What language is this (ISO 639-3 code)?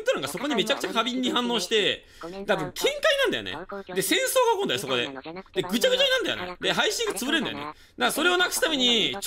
jpn